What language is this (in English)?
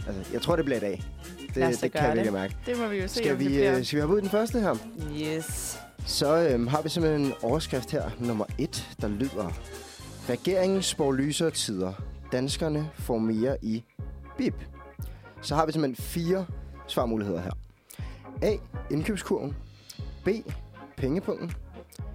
Danish